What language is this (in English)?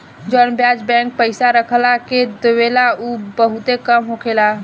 Bhojpuri